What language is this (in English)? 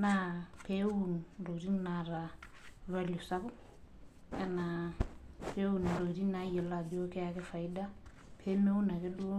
Masai